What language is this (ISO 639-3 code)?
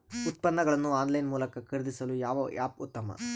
kan